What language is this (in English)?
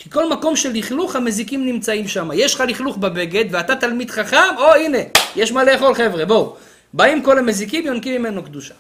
Hebrew